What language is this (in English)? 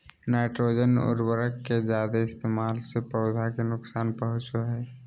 Magahi